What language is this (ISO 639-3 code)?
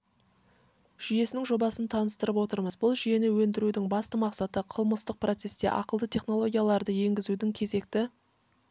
kaz